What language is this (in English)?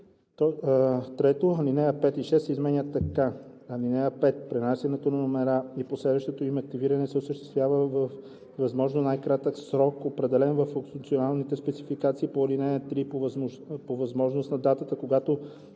Bulgarian